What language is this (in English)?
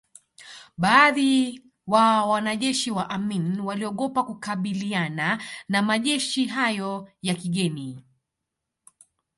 Swahili